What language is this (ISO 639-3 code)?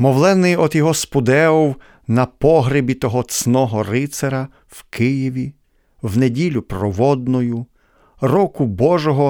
ukr